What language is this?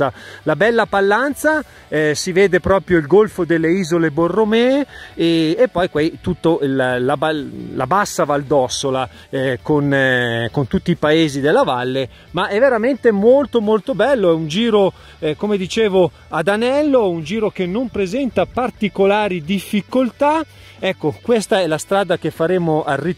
Italian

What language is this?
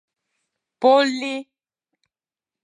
Mari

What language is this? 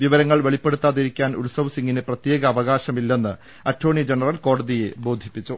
Malayalam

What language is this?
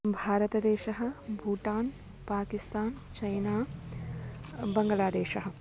Sanskrit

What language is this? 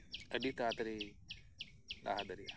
Santali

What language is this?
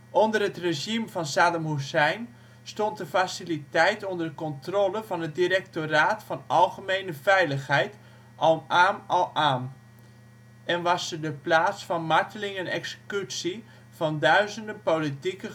Dutch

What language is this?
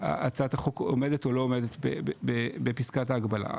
Hebrew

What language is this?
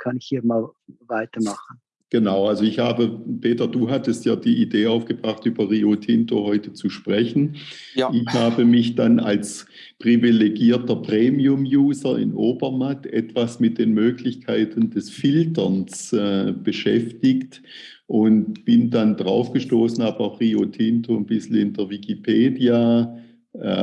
German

